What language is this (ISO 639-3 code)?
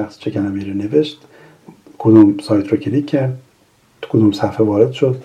fas